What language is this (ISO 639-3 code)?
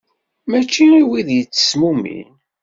kab